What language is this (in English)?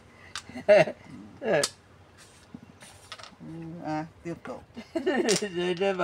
Vietnamese